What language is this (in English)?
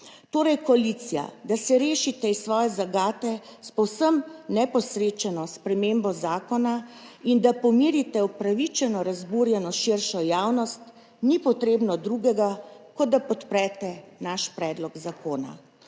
Slovenian